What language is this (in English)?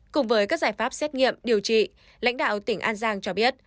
Vietnamese